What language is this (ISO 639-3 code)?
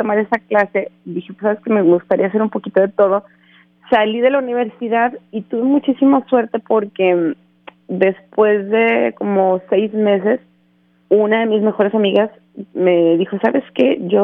spa